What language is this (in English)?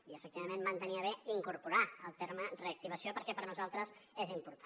Catalan